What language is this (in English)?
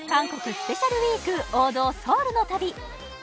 Japanese